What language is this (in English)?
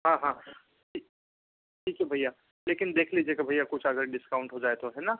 Hindi